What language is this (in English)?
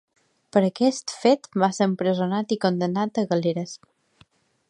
Catalan